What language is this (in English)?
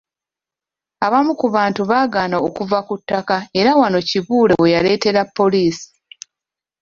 Ganda